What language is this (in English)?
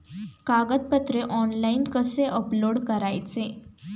Marathi